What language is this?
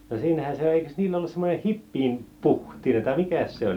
Finnish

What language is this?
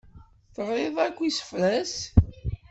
Kabyle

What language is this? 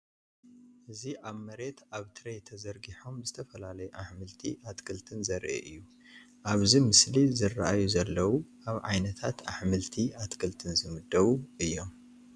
Tigrinya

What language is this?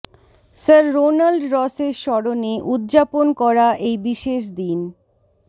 Bangla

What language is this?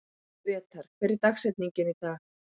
Icelandic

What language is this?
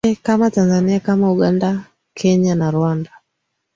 Swahili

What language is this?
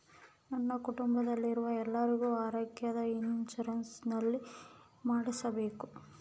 Kannada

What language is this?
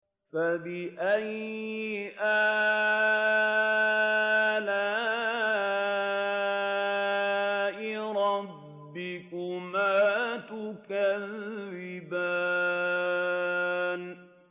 Arabic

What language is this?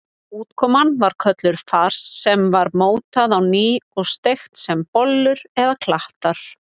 Icelandic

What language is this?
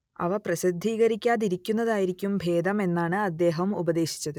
Malayalam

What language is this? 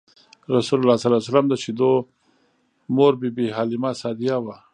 Pashto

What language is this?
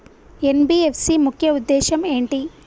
Telugu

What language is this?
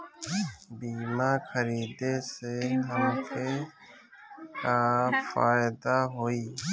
Bhojpuri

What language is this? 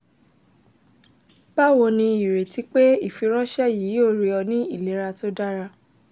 Yoruba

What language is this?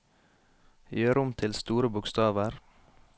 Norwegian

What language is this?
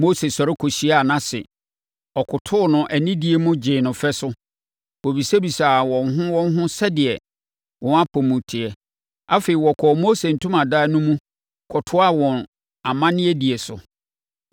Akan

